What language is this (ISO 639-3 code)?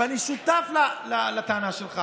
heb